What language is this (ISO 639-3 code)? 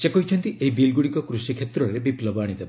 ori